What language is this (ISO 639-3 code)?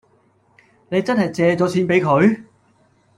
yue